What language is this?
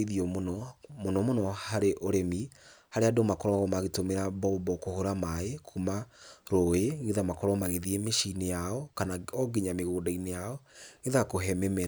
Kikuyu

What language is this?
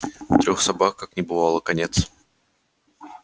Russian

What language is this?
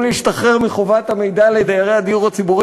Hebrew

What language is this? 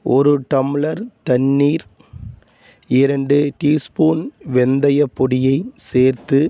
Tamil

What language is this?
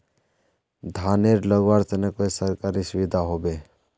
Magahi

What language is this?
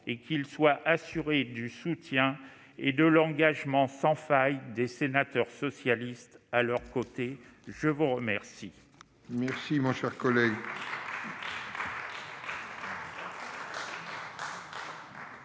French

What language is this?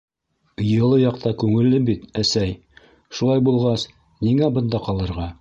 Bashkir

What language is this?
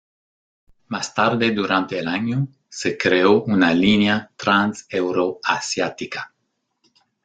Spanish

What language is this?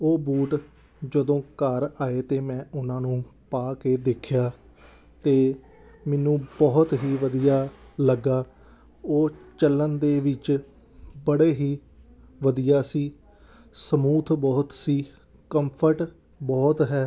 Punjabi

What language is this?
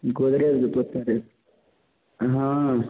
Maithili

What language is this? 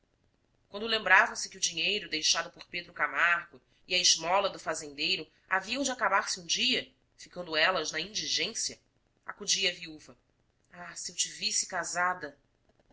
Portuguese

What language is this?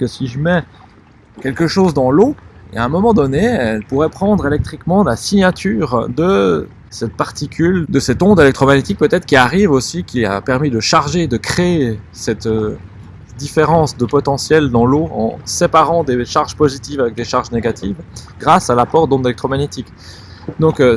French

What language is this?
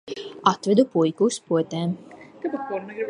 Latvian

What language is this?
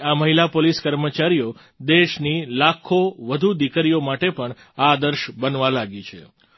Gujarati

